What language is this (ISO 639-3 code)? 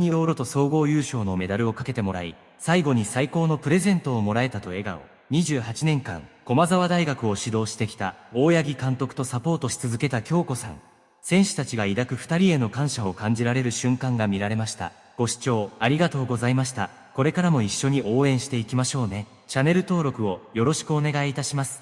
jpn